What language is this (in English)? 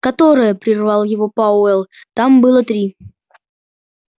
Russian